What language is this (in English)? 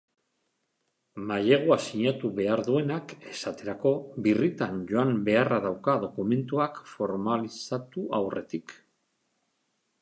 Basque